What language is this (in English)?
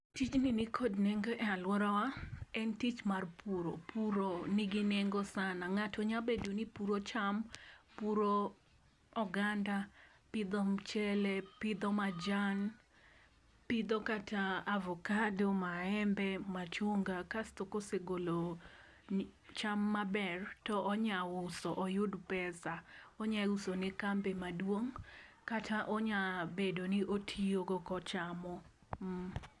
Luo (Kenya and Tanzania)